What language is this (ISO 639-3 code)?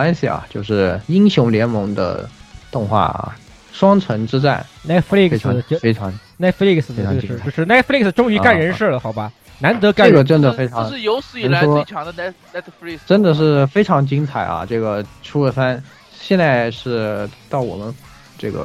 zho